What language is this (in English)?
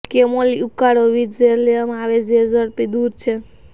Gujarati